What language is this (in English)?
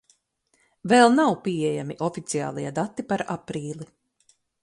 Latvian